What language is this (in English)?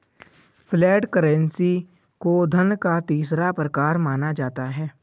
Hindi